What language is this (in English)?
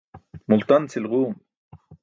Burushaski